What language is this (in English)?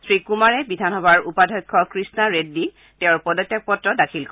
Assamese